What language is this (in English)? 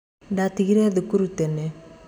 Kikuyu